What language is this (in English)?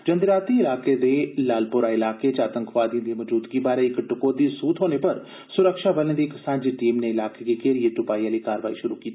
Dogri